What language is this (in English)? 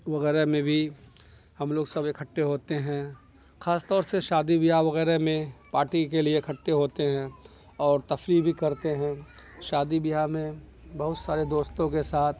Urdu